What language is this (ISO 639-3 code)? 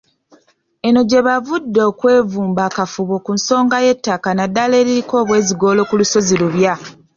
lug